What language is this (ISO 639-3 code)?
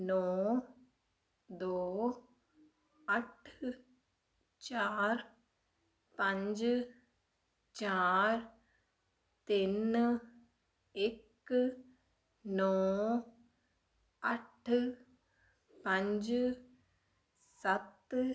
pan